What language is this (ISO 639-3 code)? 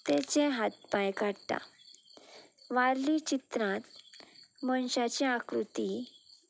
kok